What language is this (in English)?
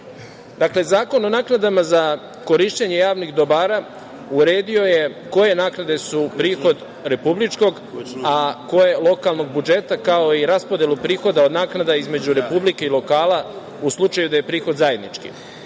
Serbian